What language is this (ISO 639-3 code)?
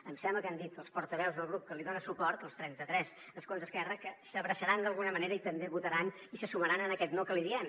cat